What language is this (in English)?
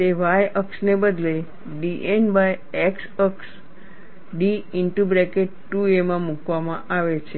Gujarati